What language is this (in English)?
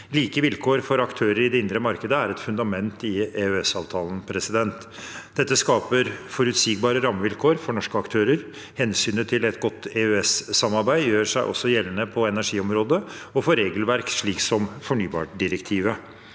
Norwegian